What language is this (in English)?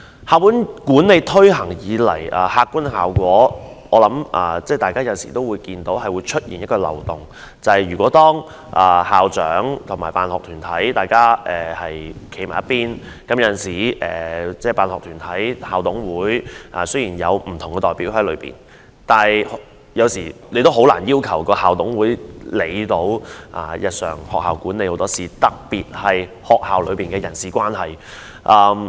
Cantonese